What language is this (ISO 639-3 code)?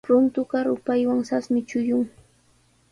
qws